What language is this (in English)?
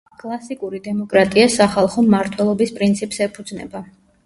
Georgian